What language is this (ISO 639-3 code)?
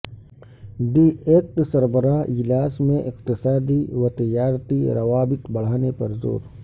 urd